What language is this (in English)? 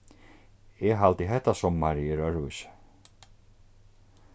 Faroese